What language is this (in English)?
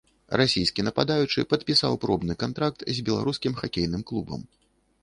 Belarusian